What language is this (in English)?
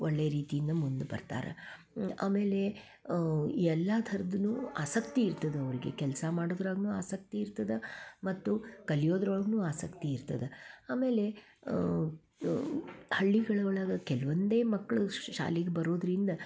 Kannada